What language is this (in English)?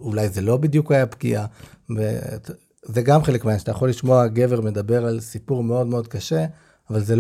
Hebrew